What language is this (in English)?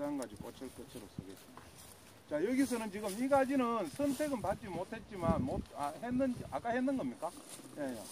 Korean